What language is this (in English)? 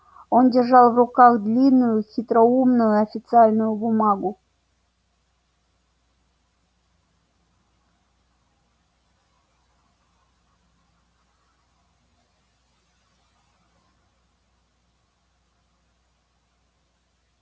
Russian